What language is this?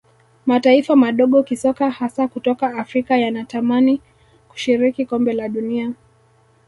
Swahili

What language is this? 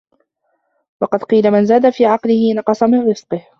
Arabic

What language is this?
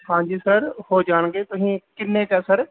Punjabi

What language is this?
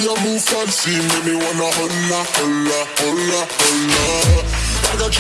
English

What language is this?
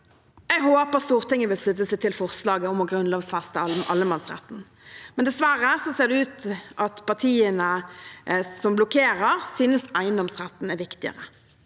Norwegian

